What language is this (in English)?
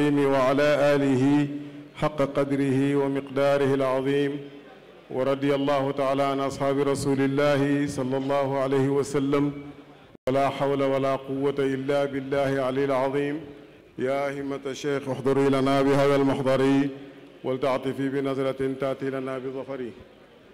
Arabic